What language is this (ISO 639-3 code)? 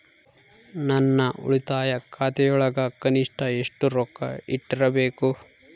kan